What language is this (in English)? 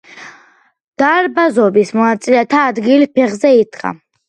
Georgian